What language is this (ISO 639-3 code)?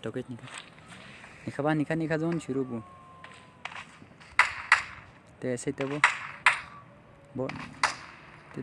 urd